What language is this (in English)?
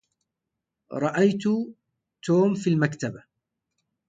Arabic